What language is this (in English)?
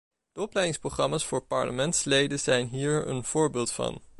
Dutch